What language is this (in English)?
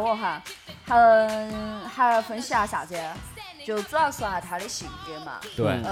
Chinese